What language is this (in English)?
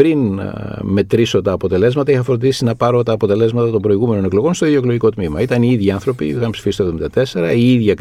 Greek